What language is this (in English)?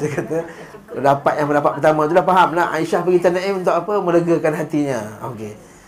Malay